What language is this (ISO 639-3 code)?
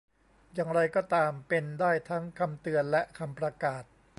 tha